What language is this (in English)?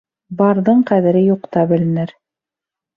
Bashkir